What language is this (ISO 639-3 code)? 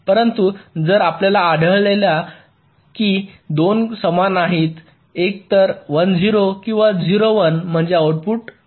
mar